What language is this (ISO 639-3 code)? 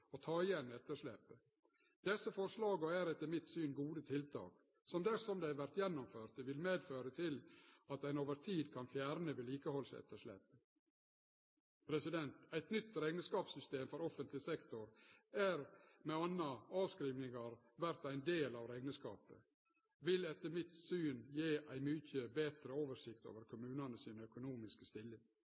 nno